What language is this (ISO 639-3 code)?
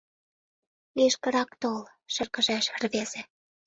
chm